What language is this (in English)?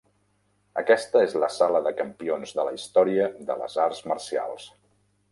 Catalan